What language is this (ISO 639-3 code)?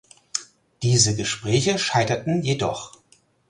deu